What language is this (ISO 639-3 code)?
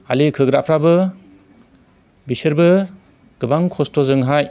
brx